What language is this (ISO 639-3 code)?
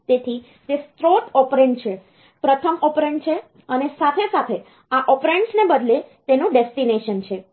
guj